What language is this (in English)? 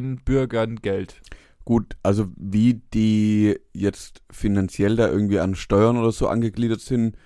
German